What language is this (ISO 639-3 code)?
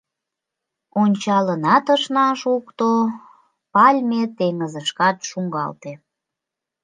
chm